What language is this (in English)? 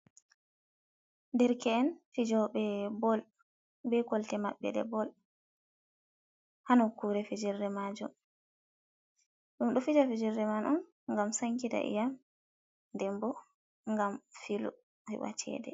Fula